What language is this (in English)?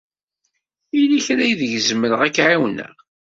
Kabyle